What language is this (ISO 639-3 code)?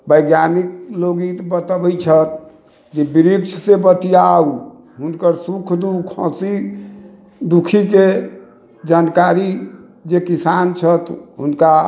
mai